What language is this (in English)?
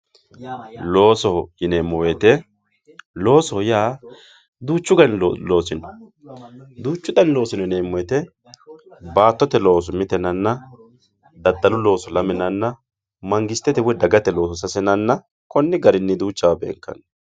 Sidamo